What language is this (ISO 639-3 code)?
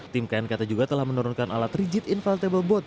ind